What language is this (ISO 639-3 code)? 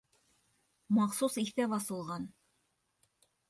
bak